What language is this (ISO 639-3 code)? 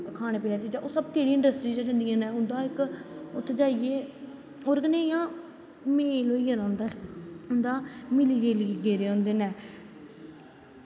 doi